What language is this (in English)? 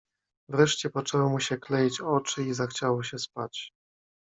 Polish